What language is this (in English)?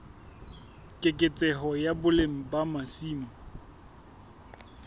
Southern Sotho